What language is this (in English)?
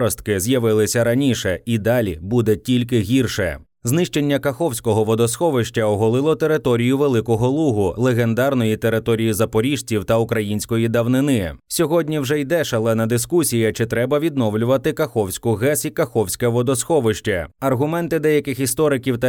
Ukrainian